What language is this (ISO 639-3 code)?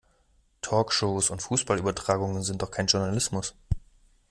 deu